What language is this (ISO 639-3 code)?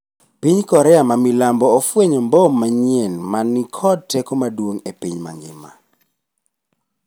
luo